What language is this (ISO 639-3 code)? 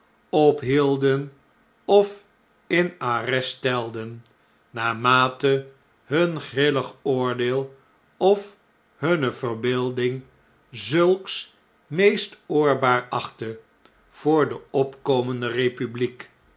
nld